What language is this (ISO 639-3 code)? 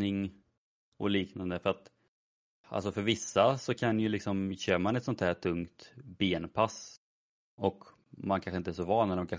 swe